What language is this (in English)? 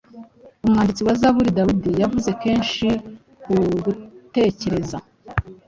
Kinyarwanda